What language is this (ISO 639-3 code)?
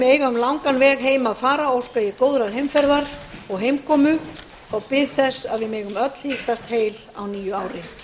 isl